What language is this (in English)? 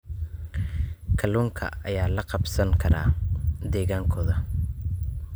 Somali